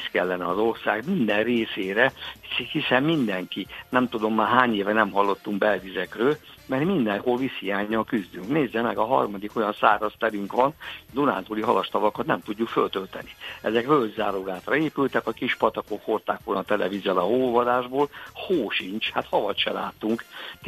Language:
Hungarian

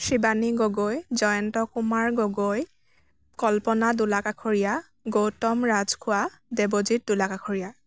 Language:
Assamese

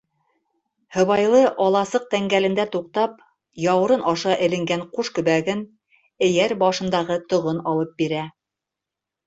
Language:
Bashkir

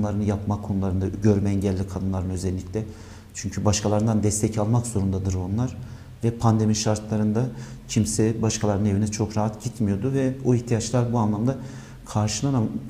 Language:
Turkish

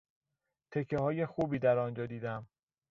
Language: Persian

